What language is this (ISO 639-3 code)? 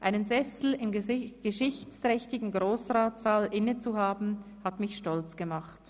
gsw